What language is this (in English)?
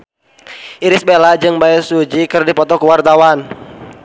Sundanese